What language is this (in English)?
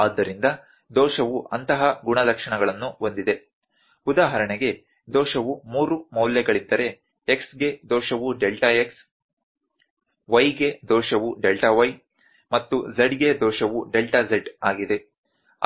Kannada